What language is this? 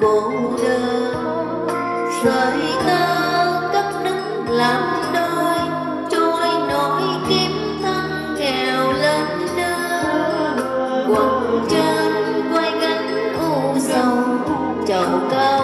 Vietnamese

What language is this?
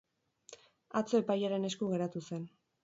Basque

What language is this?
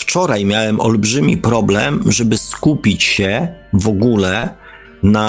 Polish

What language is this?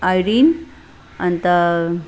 Nepali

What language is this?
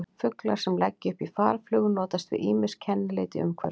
Icelandic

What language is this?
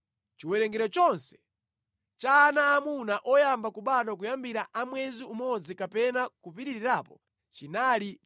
Nyanja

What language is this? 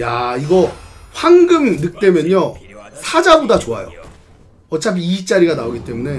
Korean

